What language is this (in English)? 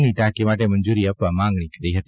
Gujarati